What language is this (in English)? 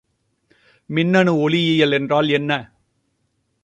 Tamil